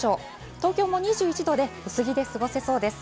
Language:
Japanese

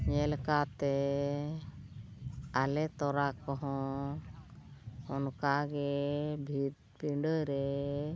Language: Santali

